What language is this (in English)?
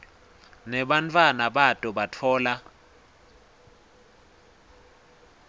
Swati